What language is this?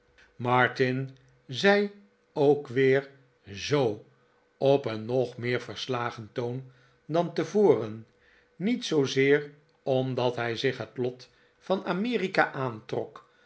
Dutch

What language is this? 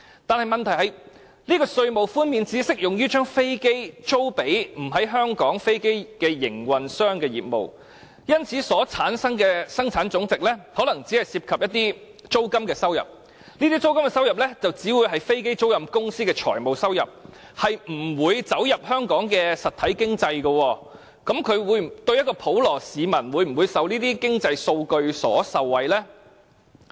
Cantonese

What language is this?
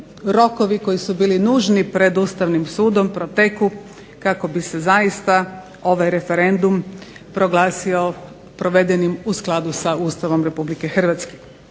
Croatian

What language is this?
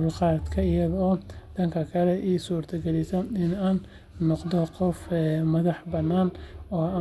Somali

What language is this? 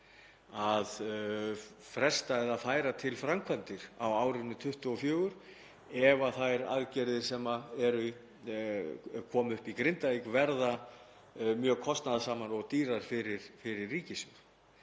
Icelandic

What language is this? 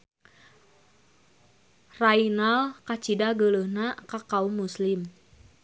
Sundanese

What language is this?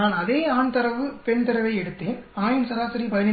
Tamil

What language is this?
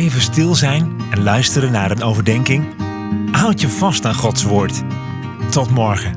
Dutch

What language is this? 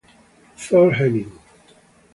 Italian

